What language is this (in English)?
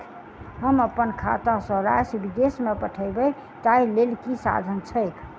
Maithili